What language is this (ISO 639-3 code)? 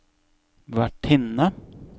nor